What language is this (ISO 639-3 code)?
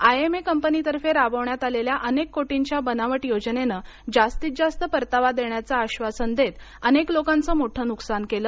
mar